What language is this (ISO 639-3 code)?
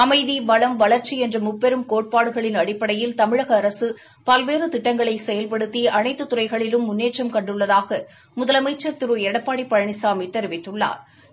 tam